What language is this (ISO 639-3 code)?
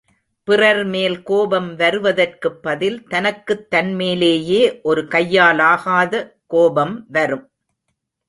tam